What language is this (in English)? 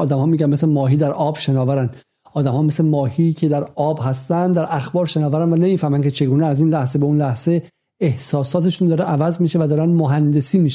Persian